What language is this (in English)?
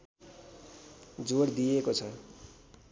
Nepali